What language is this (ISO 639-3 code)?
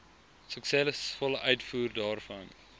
afr